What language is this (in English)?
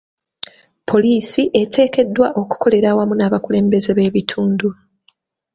Ganda